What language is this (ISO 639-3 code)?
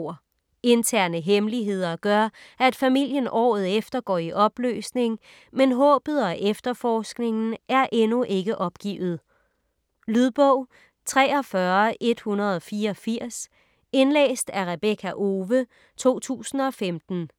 dan